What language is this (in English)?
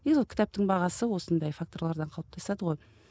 Kazakh